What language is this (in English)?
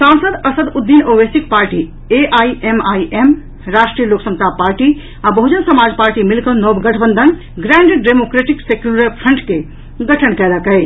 Maithili